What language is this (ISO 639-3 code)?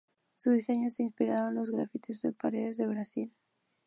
spa